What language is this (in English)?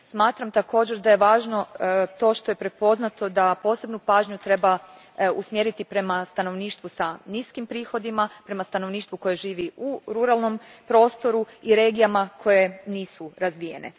Croatian